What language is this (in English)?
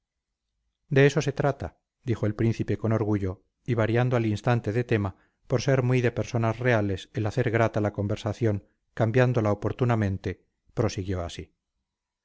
Spanish